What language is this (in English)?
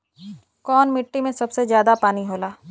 Bhojpuri